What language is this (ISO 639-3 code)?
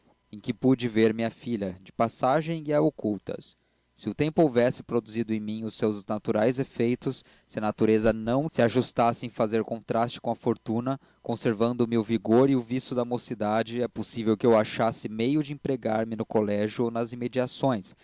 por